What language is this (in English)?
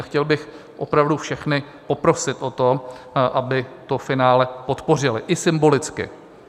Czech